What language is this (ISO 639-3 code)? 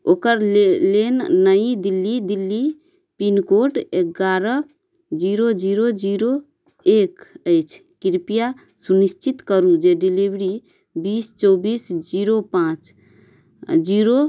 mai